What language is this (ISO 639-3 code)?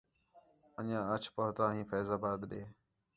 xhe